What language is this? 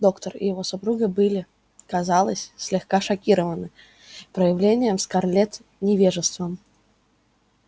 Russian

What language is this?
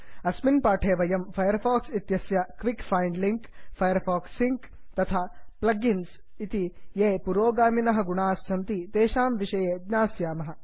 Sanskrit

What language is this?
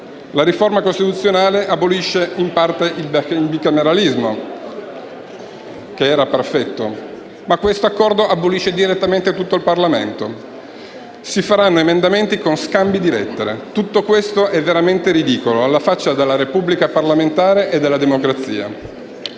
Italian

